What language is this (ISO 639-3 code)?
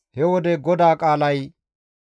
gmv